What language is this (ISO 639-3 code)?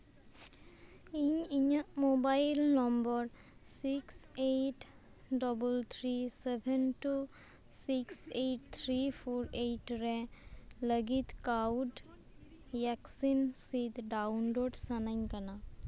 sat